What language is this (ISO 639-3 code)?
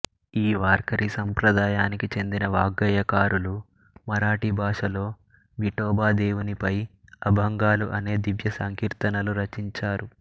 tel